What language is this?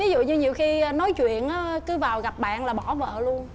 Vietnamese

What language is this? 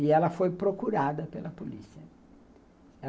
Portuguese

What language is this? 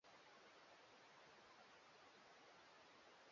Swahili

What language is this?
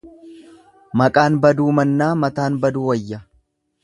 Oromo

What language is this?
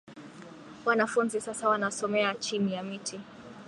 Swahili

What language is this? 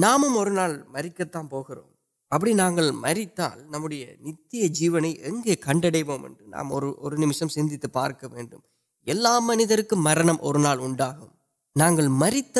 Urdu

